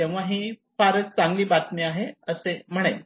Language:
Marathi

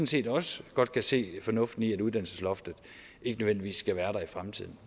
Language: Danish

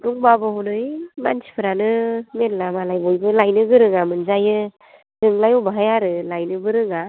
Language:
Bodo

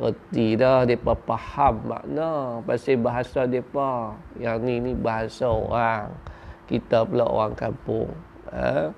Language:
Malay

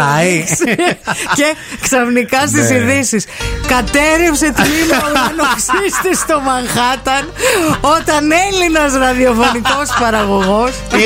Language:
Greek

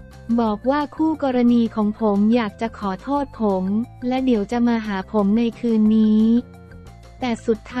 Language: Thai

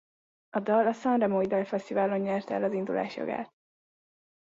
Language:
Hungarian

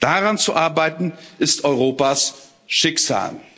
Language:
German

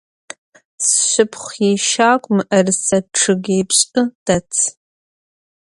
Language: Adyghe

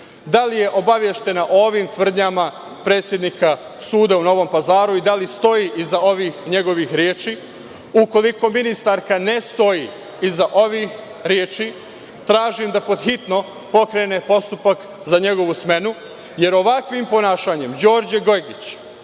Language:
Serbian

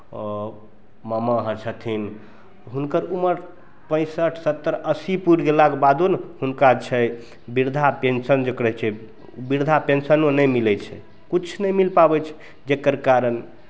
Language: Maithili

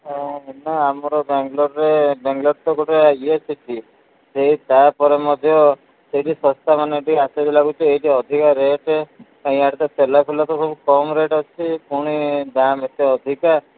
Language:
Odia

